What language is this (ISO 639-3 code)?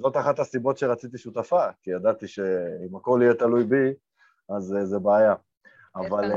heb